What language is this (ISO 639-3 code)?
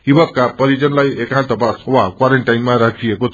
nep